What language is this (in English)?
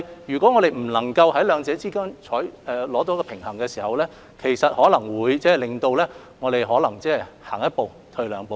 Cantonese